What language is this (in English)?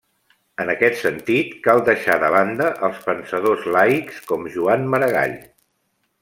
Catalan